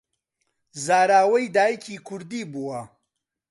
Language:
Central Kurdish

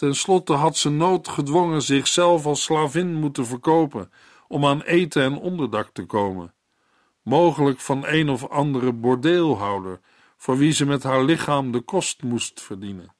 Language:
Dutch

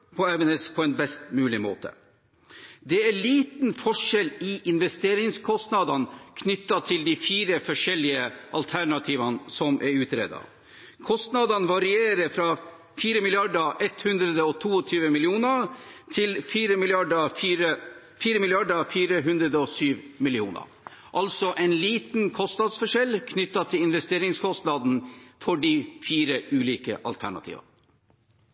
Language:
Norwegian Bokmål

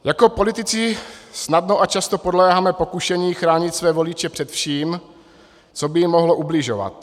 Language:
Czech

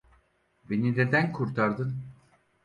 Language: Turkish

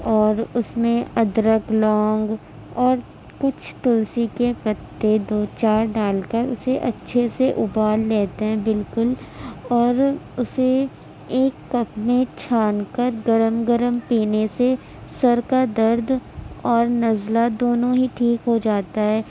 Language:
Urdu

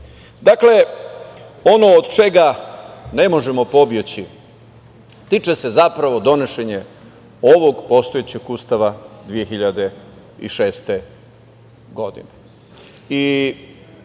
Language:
Serbian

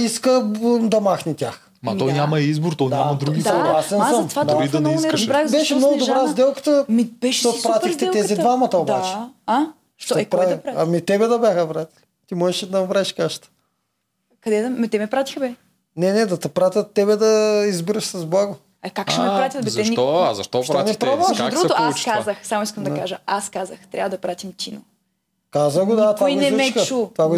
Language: Bulgarian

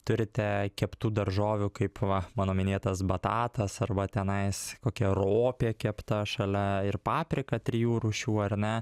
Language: Lithuanian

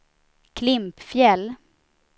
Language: Swedish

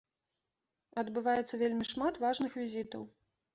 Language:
Belarusian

